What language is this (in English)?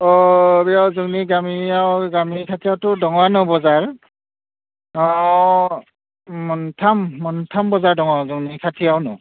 Bodo